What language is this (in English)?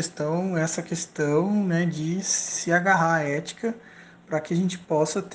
Portuguese